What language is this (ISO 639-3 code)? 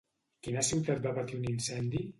cat